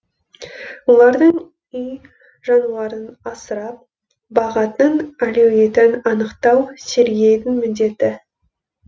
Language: Kazakh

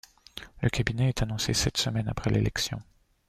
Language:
French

